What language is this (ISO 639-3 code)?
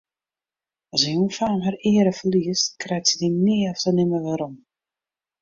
fry